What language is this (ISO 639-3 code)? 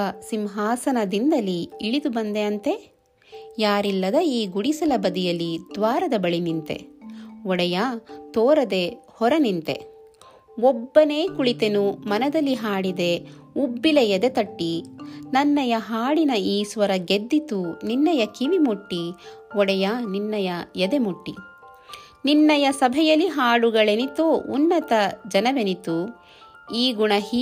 kan